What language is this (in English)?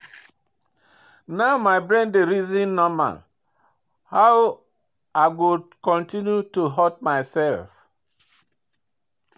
Nigerian Pidgin